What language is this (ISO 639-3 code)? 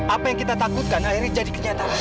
ind